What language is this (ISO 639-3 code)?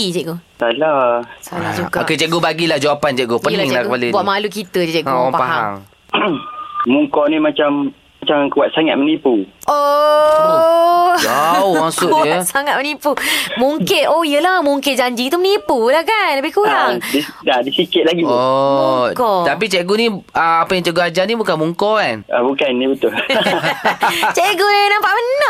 msa